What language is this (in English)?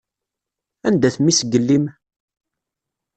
Kabyle